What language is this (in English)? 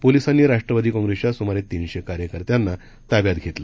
Marathi